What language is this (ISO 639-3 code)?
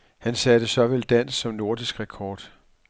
dan